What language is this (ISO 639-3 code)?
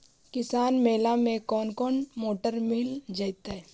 mag